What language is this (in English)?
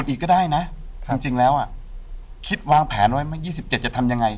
Thai